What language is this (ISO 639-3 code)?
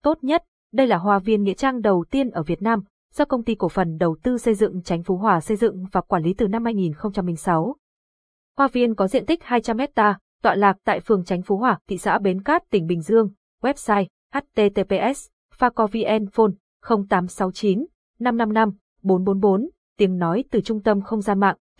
vie